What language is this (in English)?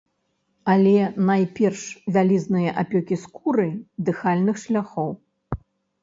Belarusian